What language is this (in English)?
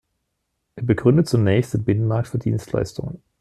German